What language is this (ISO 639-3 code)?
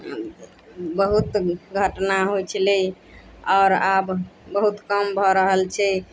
mai